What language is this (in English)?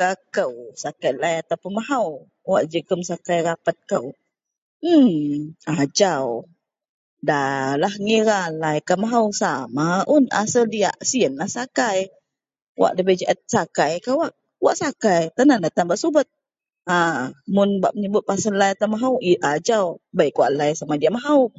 Central Melanau